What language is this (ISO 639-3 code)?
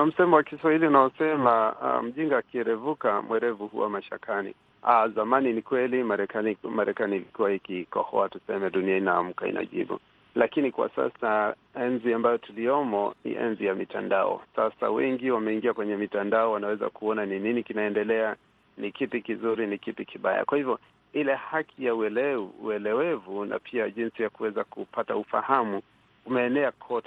swa